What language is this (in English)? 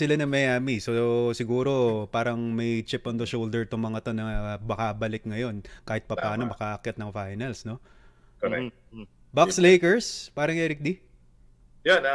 Filipino